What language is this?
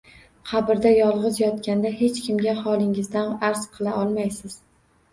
Uzbek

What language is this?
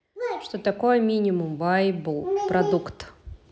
Russian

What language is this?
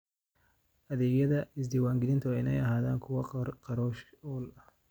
Somali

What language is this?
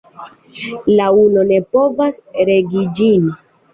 Esperanto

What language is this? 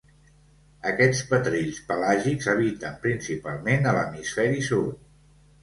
Catalan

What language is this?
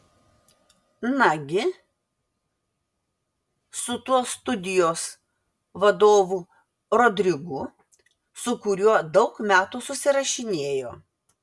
Lithuanian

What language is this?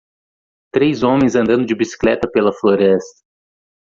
Portuguese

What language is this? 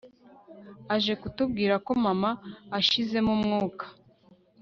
Kinyarwanda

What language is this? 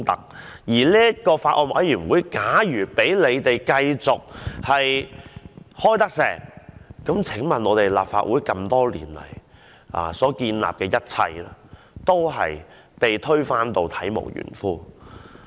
Cantonese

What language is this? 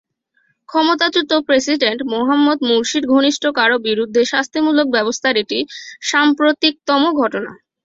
Bangla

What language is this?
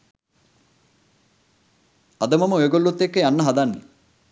Sinhala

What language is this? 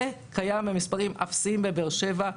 Hebrew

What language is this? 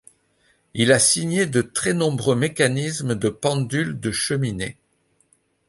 French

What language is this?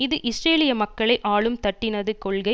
Tamil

